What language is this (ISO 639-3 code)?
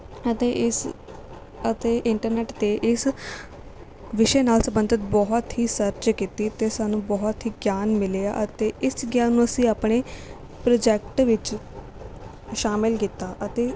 pan